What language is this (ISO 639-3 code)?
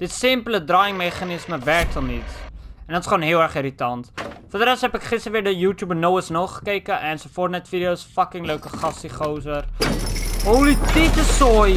nld